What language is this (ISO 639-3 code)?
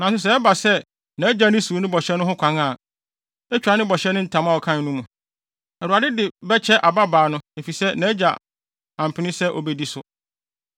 aka